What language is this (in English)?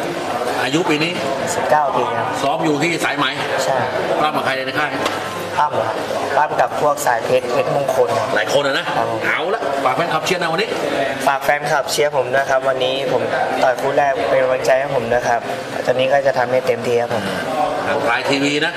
Thai